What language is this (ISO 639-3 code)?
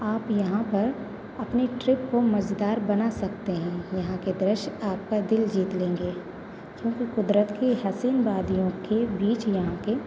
hin